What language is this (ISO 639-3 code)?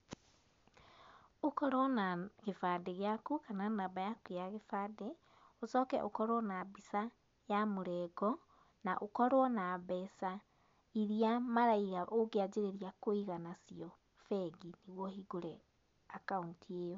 kik